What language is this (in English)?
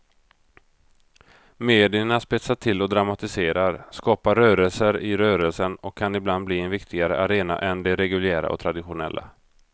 Swedish